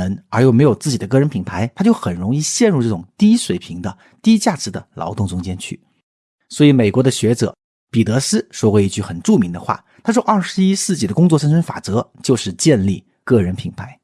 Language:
Chinese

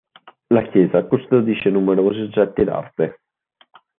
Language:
Italian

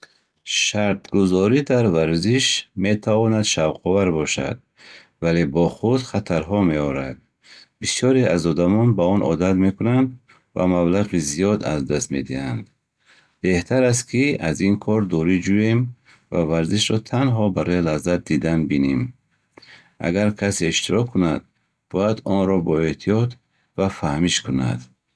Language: Bukharic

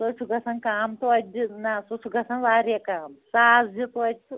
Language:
Kashmiri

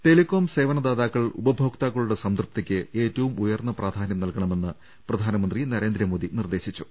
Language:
Malayalam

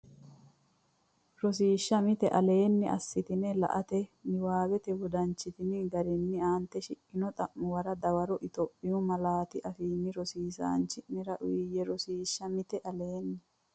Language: Sidamo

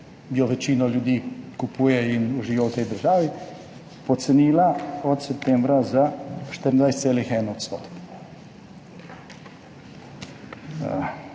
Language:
Slovenian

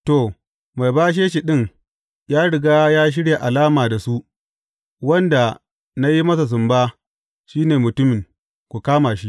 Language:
Hausa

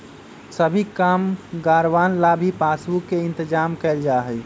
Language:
Magahi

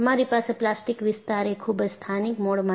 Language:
Gujarati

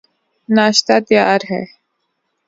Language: Urdu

